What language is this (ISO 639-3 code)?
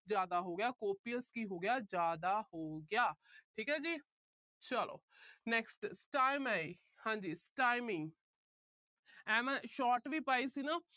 pan